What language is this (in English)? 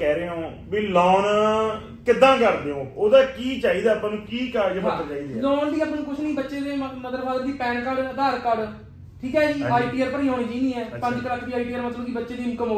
Hindi